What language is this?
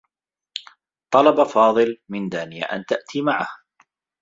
Arabic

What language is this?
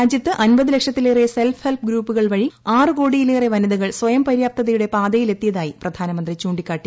Malayalam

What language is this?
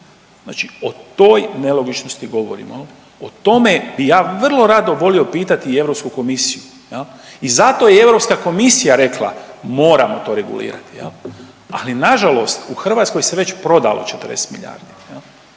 Croatian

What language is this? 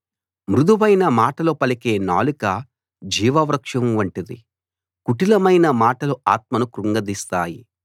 Telugu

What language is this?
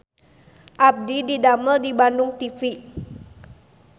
Sundanese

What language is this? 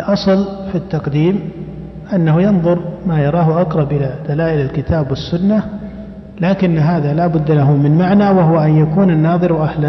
Arabic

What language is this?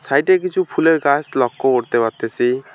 Bangla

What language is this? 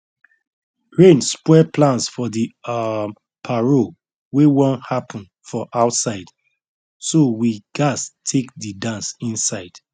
Nigerian Pidgin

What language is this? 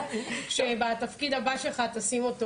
Hebrew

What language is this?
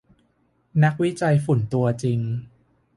Thai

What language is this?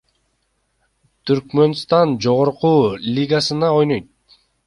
Kyrgyz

